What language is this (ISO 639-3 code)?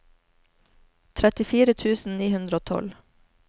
nor